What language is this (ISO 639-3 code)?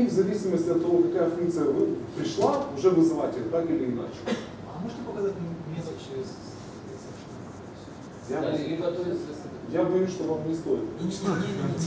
rus